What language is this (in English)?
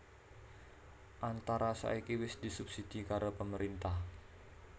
Javanese